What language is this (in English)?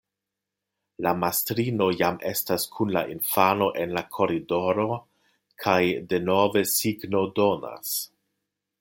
Esperanto